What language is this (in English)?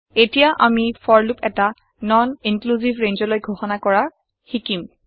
Assamese